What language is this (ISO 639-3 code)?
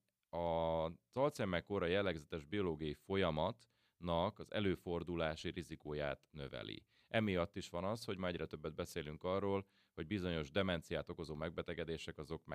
hun